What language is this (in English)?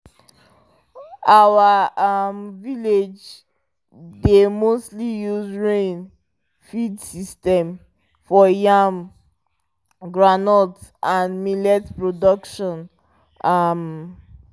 Nigerian Pidgin